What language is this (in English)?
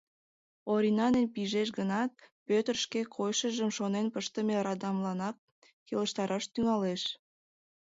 Mari